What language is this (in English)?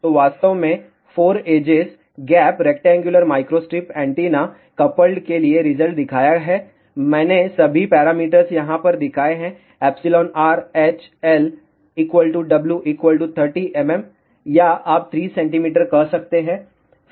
Hindi